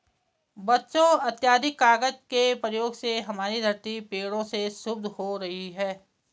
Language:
Hindi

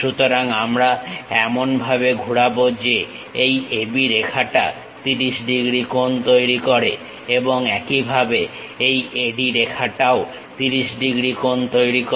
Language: Bangla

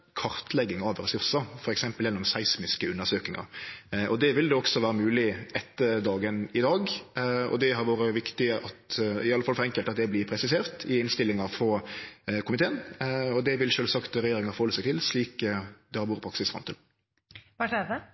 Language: Norwegian Nynorsk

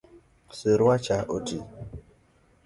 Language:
Luo (Kenya and Tanzania)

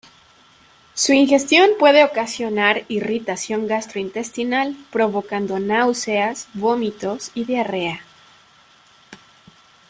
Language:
Spanish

